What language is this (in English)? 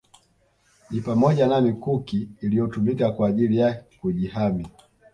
Swahili